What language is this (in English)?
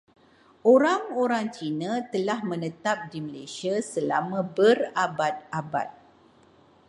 Malay